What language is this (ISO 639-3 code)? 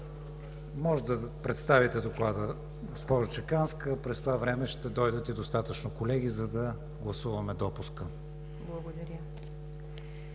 bul